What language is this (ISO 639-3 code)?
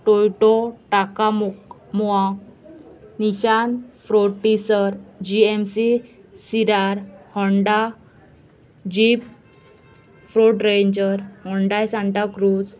kok